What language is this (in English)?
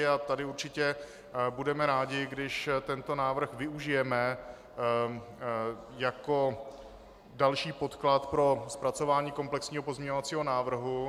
Czech